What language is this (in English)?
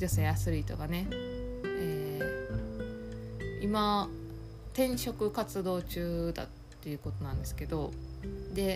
Japanese